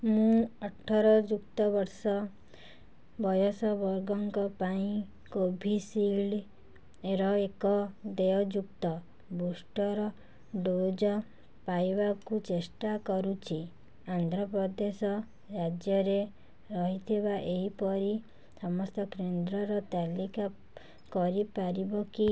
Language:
Odia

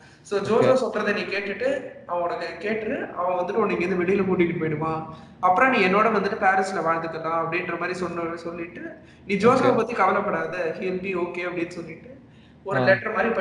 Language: Tamil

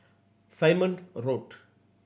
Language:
English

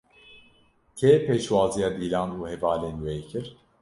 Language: Kurdish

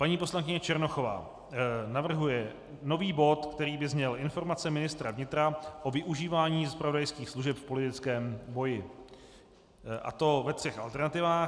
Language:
Czech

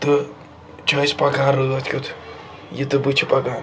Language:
Kashmiri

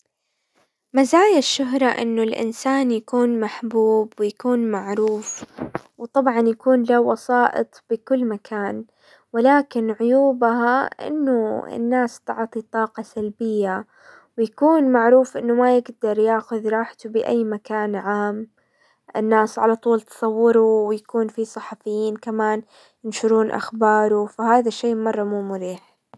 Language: Hijazi Arabic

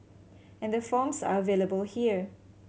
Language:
English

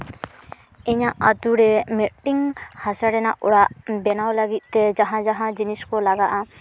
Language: Santali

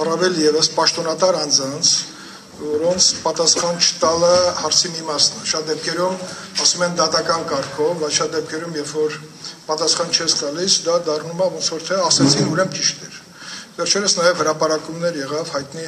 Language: Turkish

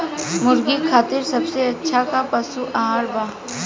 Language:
Bhojpuri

